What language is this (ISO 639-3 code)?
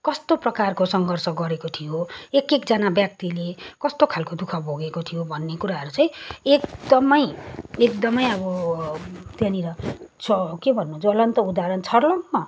nep